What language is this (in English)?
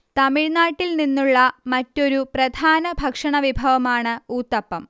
Malayalam